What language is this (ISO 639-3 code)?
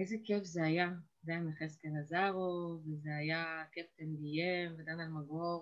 heb